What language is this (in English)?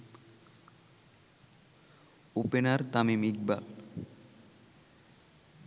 Bangla